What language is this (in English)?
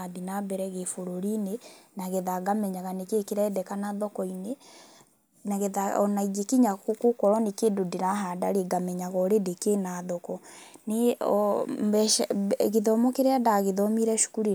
Kikuyu